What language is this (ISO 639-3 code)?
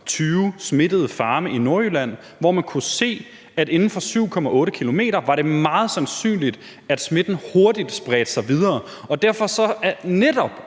dan